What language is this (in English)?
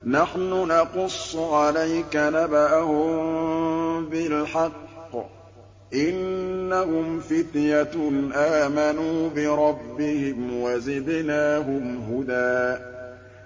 Arabic